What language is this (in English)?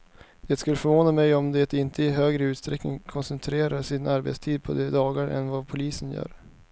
Swedish